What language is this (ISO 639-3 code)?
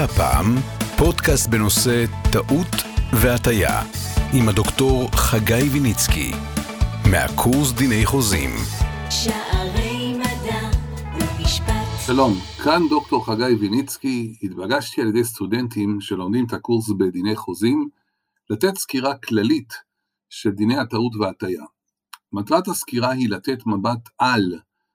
heb